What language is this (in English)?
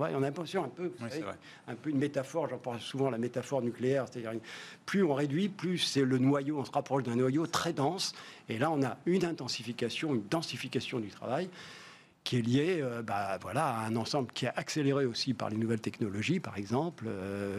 French